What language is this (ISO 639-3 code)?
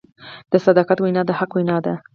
pus